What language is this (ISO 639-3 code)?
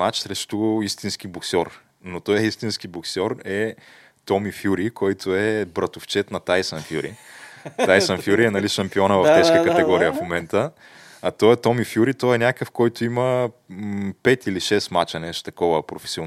bul